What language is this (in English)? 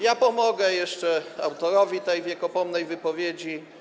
Polish